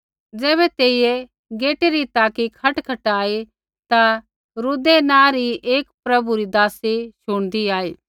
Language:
Kullu Pahari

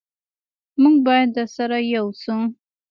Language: Pashto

